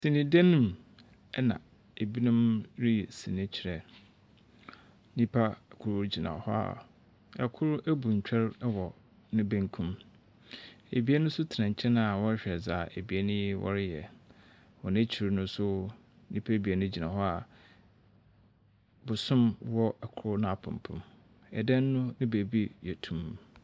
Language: Akan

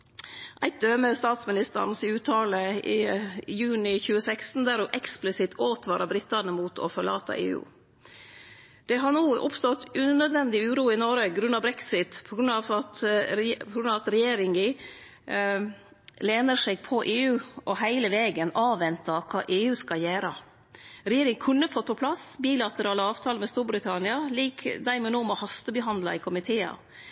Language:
Norwegian Nynorsk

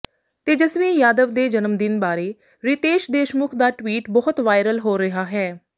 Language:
Punjabi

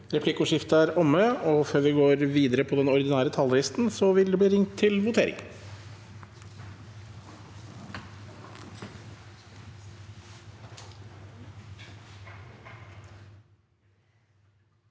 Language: Norwegian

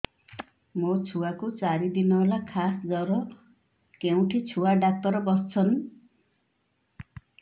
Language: Odia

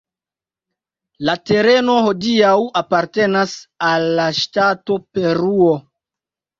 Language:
Esperanto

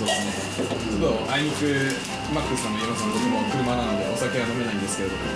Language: Japanese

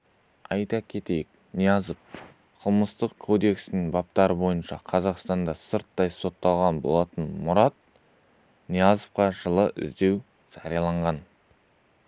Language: Kazakh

